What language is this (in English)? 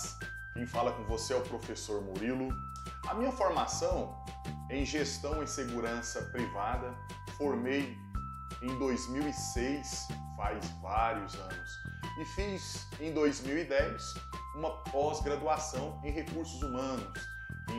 Portuguese